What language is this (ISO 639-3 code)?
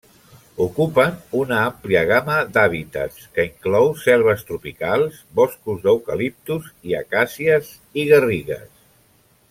cat